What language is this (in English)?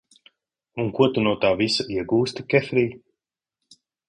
Latvian